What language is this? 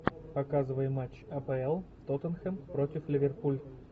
Russian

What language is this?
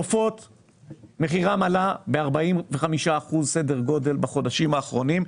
Hebrew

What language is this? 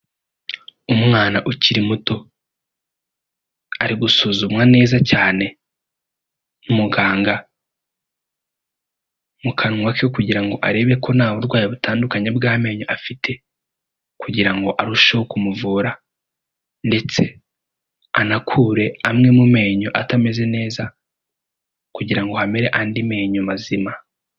Kinyarwanda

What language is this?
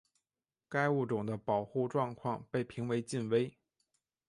Chinese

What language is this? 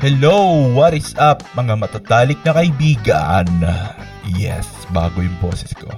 Filipino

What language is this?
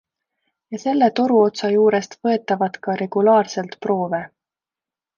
Estonian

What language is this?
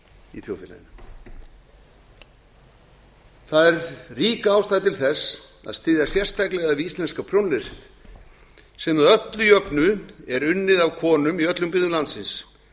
Icelandic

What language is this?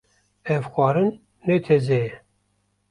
Kurdish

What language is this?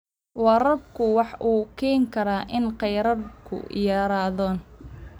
Somali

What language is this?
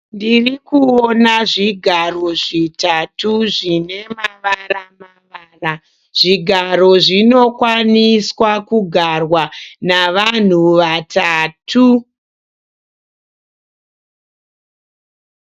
Shona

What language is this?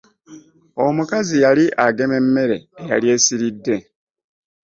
Ganda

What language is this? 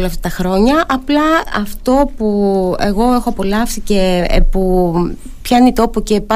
Greek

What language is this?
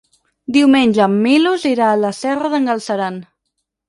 Catalan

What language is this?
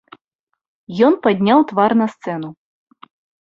Belarusian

